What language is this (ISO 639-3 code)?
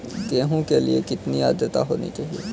hin